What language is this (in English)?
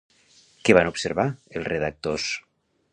Catalan